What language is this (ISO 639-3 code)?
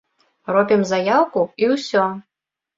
bel